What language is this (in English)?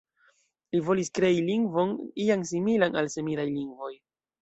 Esperanto